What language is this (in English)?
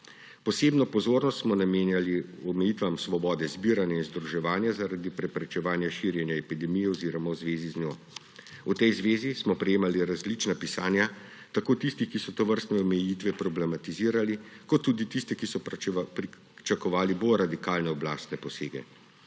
Slovenian